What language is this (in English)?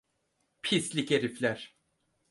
Turkish